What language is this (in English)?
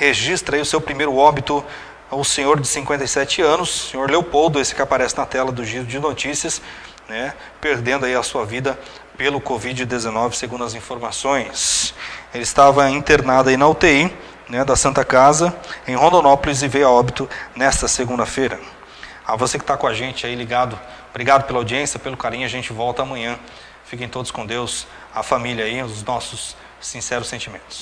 Portuguese